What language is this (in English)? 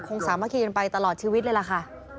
Thai